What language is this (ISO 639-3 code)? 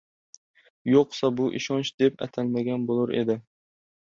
uzb